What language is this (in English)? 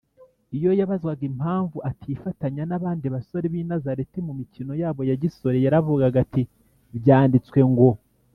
Kinyarwanda